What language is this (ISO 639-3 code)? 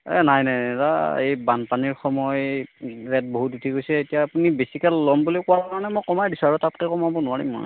asm